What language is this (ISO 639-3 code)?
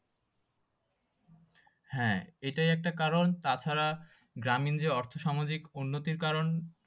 ben